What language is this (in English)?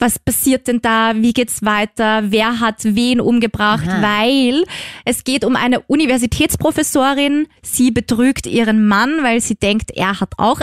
German